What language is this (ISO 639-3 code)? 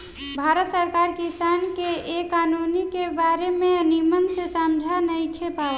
bho